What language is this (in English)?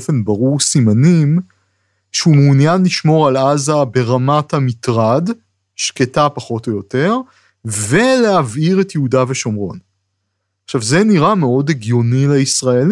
Hebrew